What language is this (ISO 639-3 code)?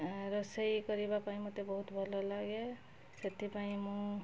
ori